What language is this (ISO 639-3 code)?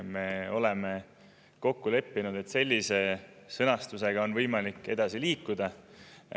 est